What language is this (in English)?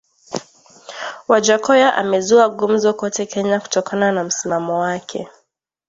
Swahili